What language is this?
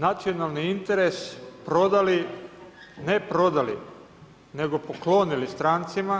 Croatian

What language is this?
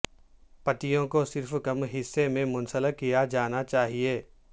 Urdu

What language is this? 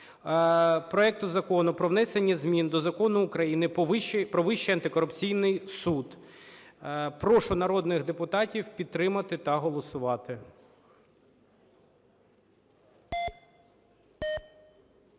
Ukrainian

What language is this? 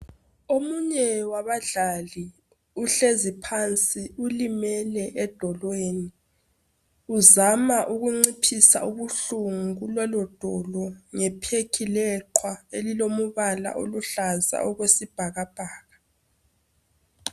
North Ndebele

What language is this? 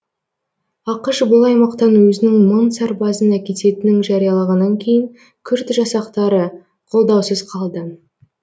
Kazakh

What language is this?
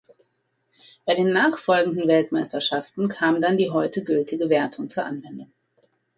German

